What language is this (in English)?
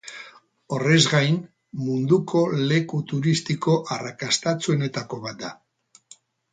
Basque